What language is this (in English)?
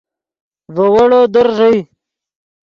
Yidgha